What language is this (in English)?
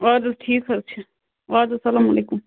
Kashmiri